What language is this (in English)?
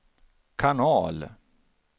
Swedish